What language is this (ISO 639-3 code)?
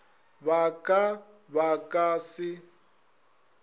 nso